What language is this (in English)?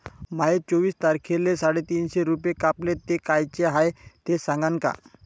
Marathi